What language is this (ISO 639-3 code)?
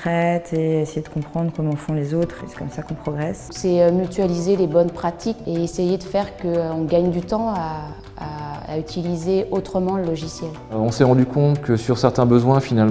fra